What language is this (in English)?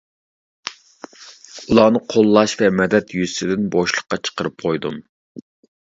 Uyghur